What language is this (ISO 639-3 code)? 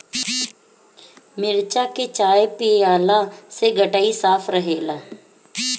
bho